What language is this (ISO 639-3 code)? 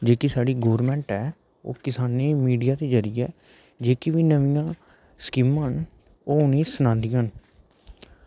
doi